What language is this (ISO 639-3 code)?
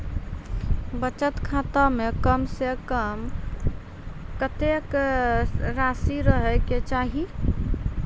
mai